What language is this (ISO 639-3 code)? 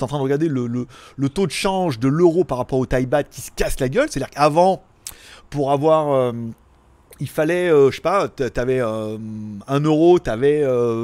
fra